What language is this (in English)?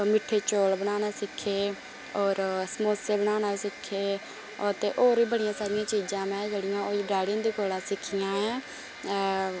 Dogri